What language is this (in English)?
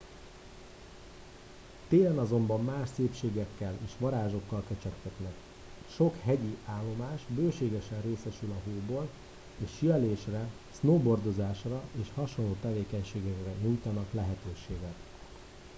Hungarian